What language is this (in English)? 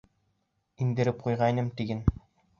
Bashkir